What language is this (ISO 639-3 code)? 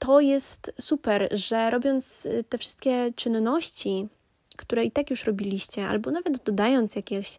pol